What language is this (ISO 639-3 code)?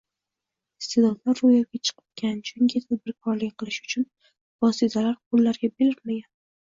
uzb